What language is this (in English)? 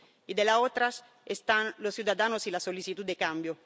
Spanish